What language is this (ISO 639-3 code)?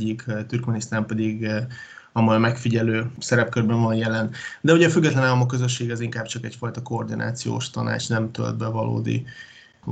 hun